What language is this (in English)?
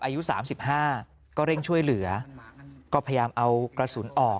Thai